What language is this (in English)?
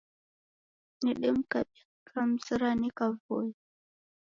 Taita